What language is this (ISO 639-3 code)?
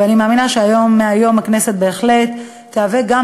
heb